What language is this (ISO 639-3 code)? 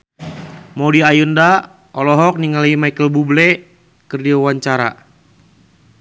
sun